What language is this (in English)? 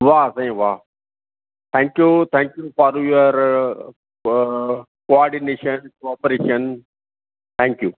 Sindhi